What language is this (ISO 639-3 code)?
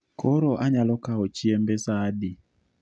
luo